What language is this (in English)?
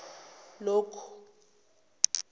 Zulu